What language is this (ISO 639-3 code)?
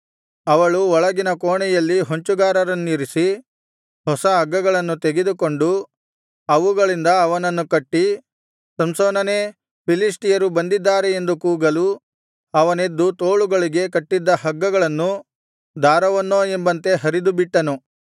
kan